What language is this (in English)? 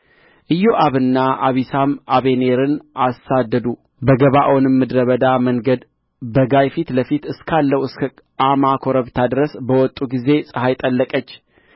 Amharic